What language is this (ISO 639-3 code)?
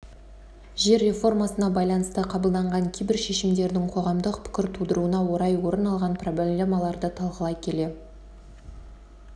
kaz